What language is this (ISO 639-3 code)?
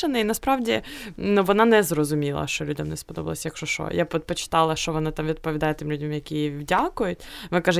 ukr